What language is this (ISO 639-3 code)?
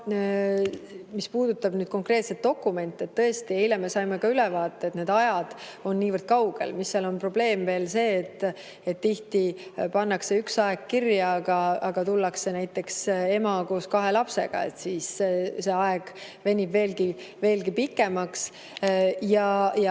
est